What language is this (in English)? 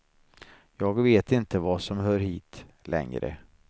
Swedish